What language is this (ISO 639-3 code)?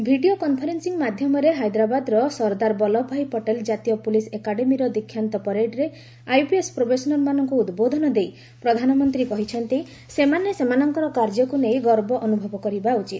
ori